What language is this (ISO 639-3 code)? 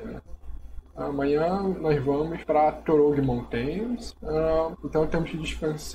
por